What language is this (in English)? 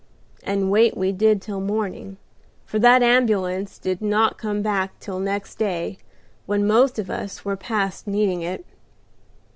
English